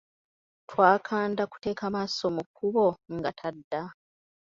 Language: Ganda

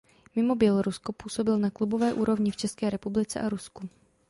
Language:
Czech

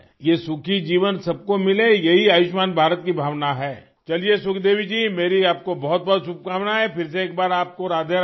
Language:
Urdu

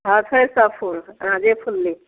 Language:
Maithili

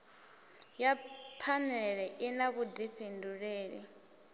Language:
Venda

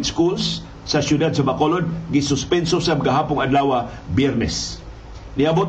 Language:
Filipino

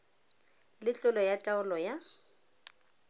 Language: Tswana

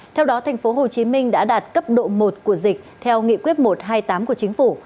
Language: Vietnamese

